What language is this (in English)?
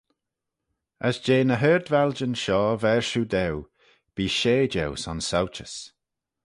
Manx